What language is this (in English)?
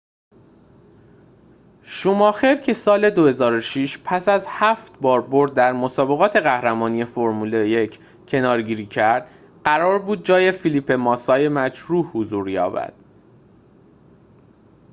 Persian